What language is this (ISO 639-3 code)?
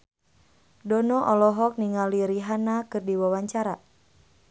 sun